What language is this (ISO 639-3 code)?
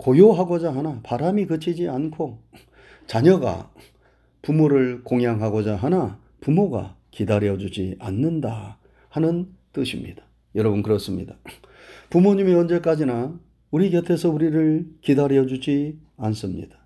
kor